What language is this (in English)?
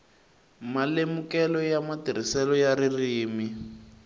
Tsonga